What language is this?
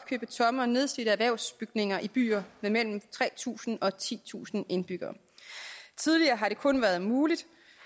Danish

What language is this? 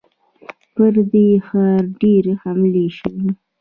Pashto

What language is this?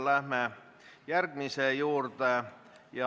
Estonian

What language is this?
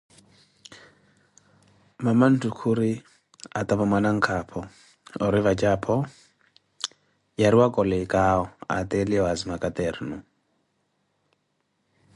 Koti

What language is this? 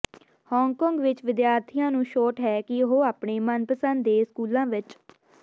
Punjabi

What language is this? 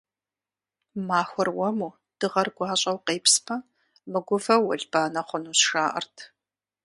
Kabardian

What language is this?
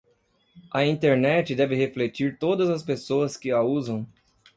Portuguese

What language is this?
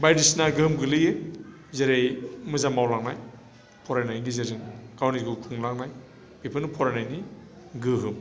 Bodo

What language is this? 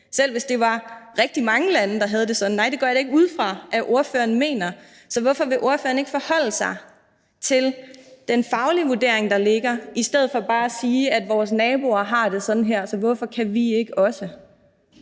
Danish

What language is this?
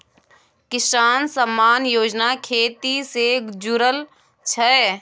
Maithili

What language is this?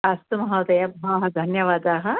Sanskrit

